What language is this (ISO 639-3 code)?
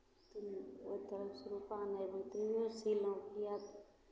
mai